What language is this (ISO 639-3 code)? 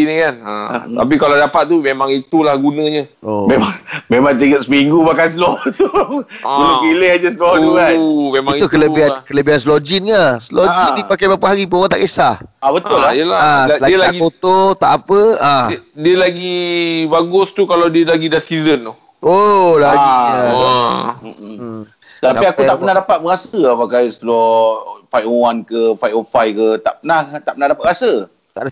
msa